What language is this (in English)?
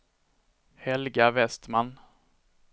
Swedish